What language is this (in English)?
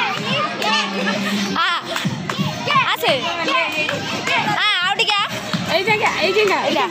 Thai